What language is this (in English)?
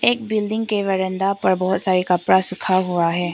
Hindi